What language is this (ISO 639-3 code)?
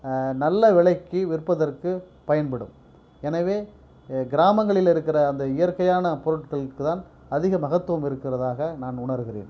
tam